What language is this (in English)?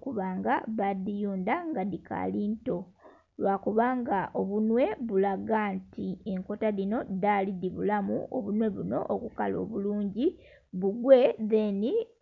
Soga